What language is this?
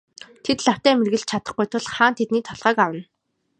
Mongolian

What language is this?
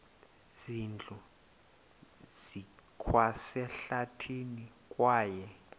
Xhosa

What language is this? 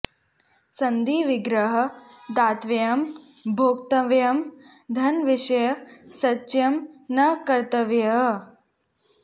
Sanskrit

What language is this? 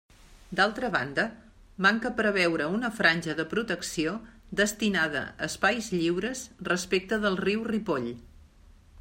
Catalan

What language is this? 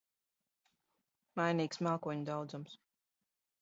Latvian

